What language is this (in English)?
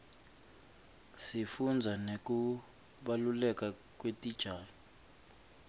Swati